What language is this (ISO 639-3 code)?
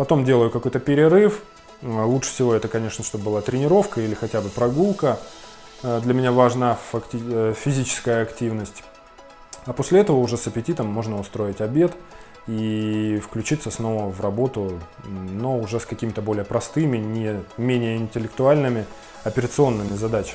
rus